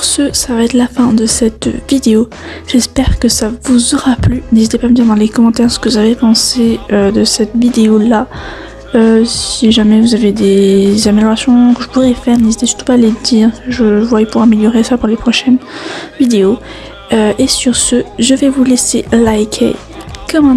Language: French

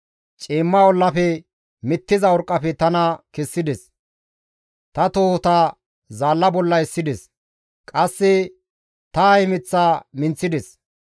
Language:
Gamo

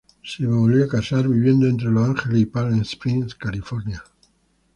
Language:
Spanish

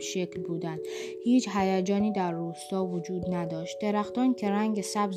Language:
Persian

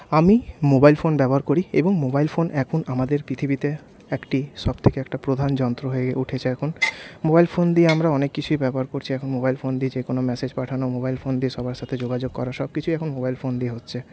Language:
Bangla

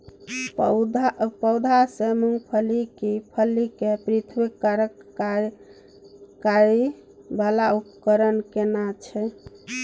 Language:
Maithili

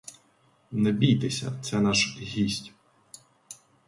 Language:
Ukrainian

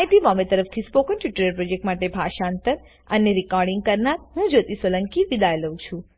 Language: Gujarati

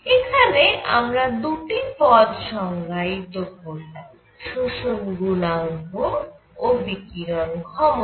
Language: Bangla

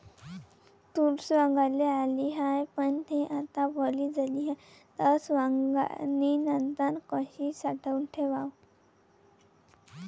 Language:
Marathi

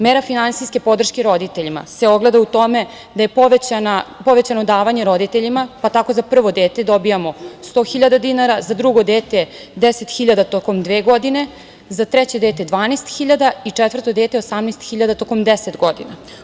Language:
Serbian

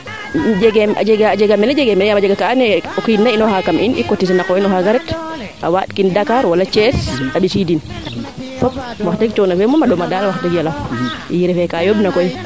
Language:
Serer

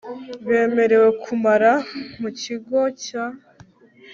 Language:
Kinyarwanda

